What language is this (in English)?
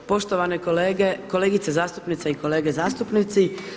Croatian